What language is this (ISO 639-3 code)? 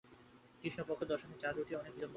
ben